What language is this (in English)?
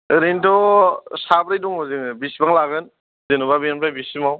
Bodo